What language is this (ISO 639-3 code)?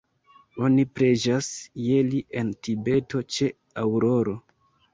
epo